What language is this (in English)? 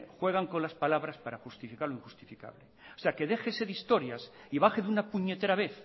Spanish